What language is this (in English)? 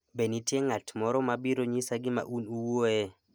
Luo (Kenya and Tanzania)